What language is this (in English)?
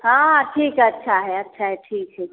Maithili